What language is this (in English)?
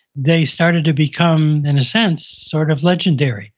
English